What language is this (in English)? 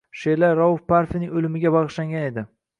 Uzbek